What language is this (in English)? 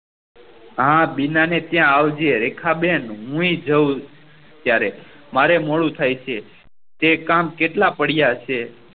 Gujarati